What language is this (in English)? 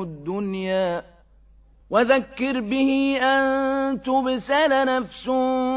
Arabic